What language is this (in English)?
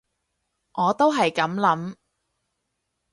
Cantonese